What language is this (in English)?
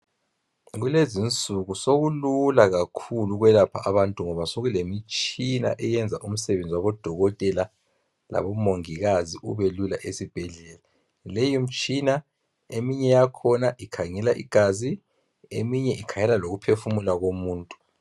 North Ndebele